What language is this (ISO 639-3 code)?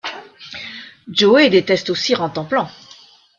fra